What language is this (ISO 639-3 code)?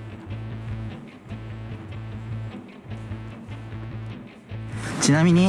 jpn